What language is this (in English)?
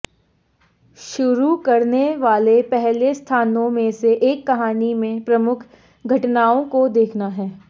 Hindi